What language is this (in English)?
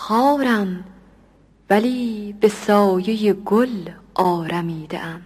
Persian